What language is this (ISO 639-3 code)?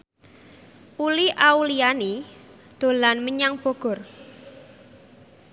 jav